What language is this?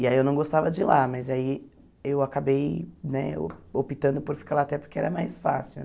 Portuguese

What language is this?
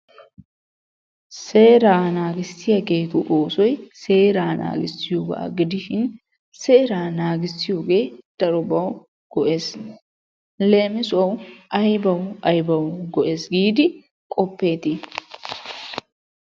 Wolaytta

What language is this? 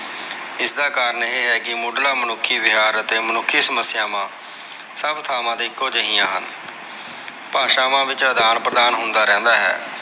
Punjabi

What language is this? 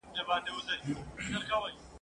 Pashto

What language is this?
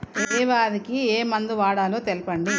Telugu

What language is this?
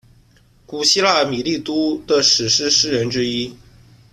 Chinese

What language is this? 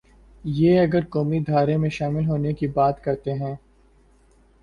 Urdu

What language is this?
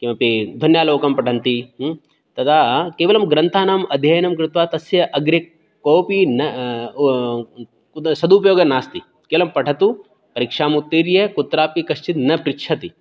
Sanskrit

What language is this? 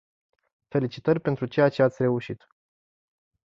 Romanian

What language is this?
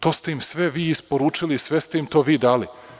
Serbian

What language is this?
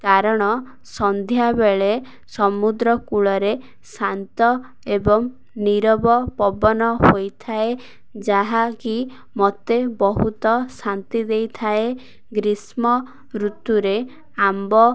Odia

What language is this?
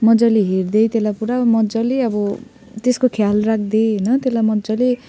Nepali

